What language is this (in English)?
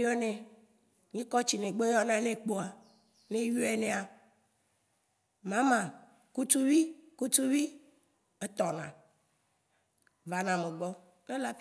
Waci Gbe